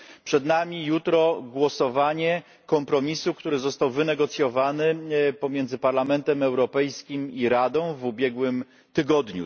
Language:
Polish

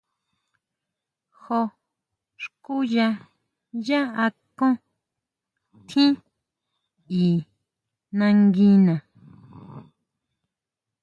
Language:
Huautla Mazatec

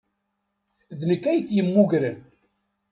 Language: Kabyle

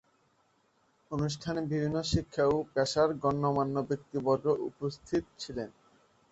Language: Bangla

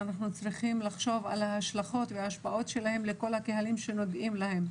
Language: Hebrew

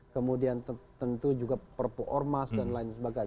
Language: Indonesian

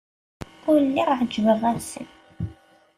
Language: Kabyle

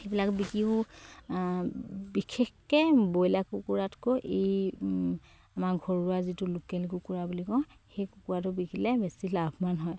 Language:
Assamese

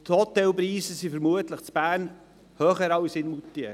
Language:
Swiss German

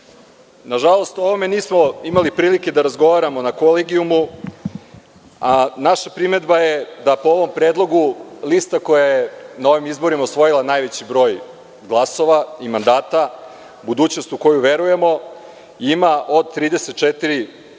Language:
Serbian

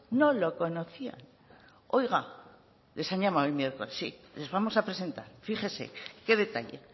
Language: Spanish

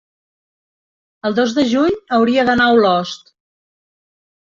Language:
Catalan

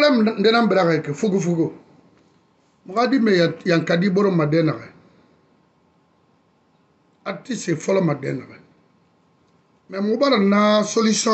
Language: French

